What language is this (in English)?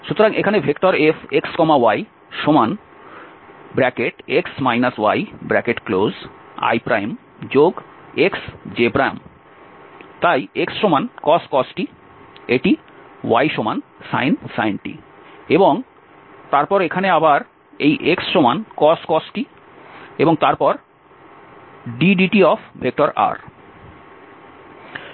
Bangla